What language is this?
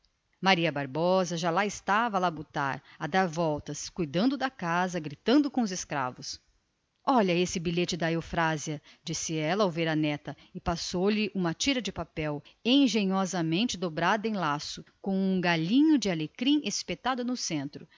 Portuguese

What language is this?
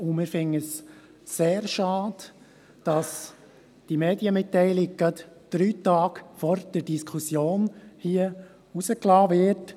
Swiss German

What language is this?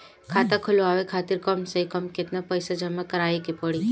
Bhojpuri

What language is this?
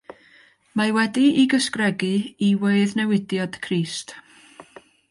Welsh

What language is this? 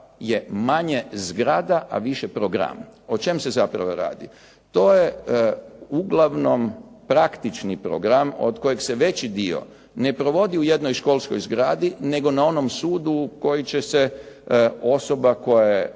Croatian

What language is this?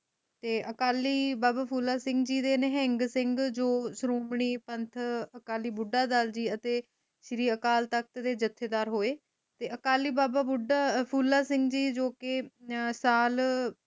Punjabi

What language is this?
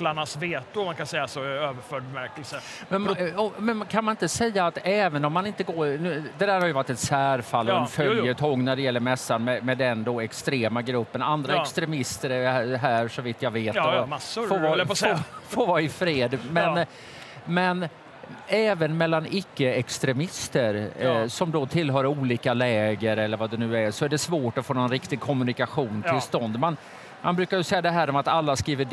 Swedish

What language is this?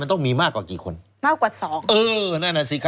Thai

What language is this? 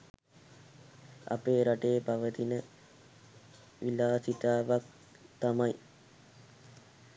Sinhala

